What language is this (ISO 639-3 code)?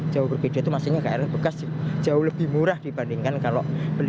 ind